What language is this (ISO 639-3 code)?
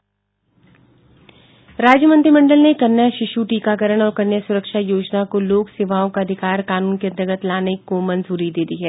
hin